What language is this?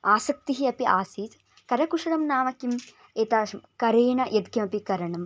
Sanskrit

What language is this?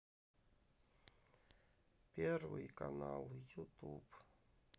Russian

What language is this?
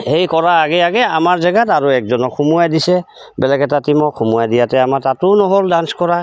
Assamese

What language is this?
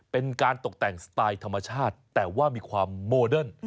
Thai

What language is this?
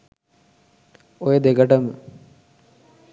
Sinhala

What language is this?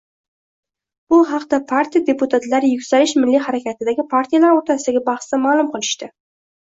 Uzbek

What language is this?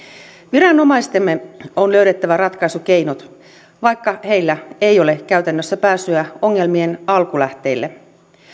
Finnish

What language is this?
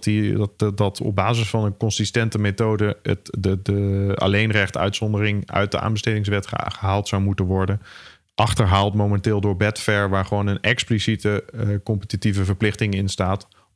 Dutch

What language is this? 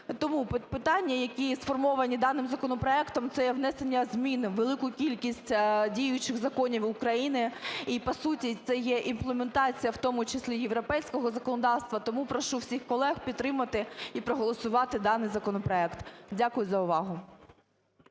Ukrainian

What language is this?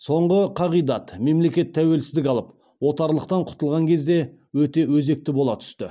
Kazakh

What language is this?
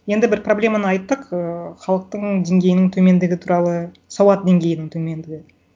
Kazakh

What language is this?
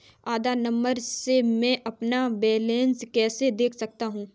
Hindi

